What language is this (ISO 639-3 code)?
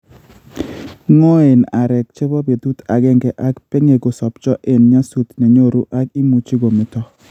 kln